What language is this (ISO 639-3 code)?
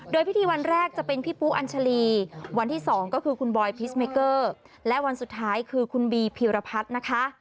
tha